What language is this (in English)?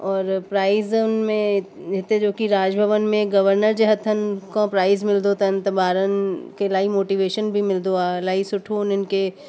Sindhi